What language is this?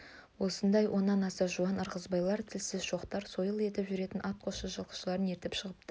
Kazakh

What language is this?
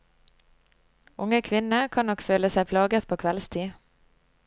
Norwegian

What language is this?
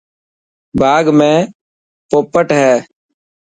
Dhatki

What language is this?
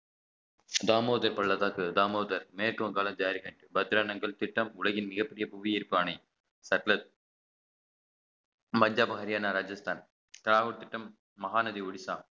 Tamil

